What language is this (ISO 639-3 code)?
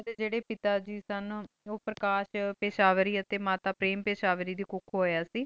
pan